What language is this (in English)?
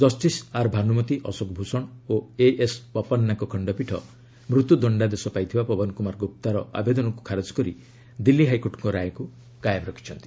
Odia